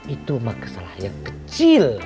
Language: Indonesian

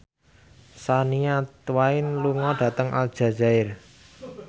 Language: Javanese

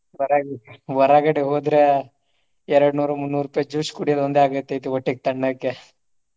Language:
Kannada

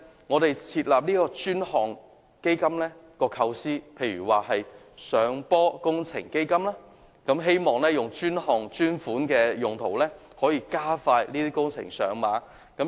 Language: Cantonese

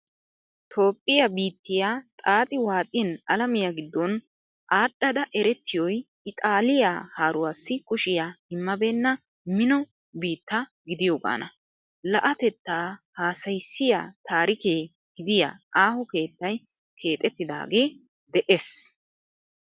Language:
Wolaytta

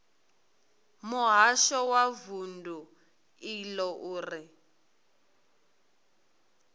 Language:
Venda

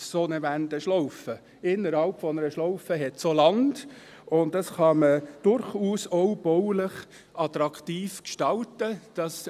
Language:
Swiss German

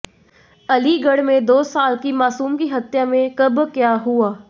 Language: Hindi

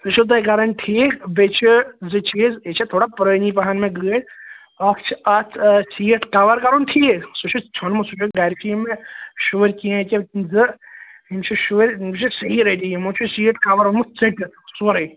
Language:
Kashmiri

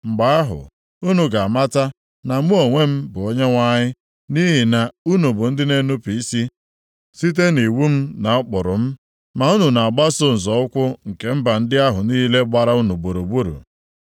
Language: Igbo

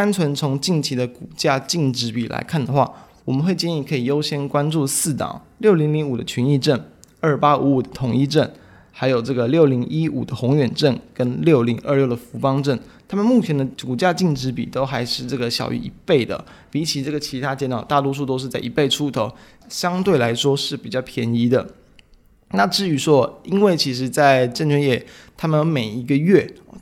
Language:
Chinese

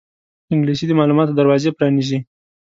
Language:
Pashto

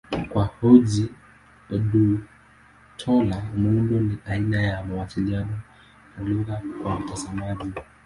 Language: Swahili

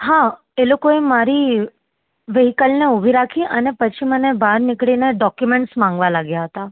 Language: Gujarati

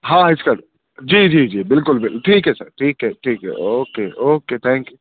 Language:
Urdu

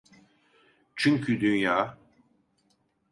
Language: Turkish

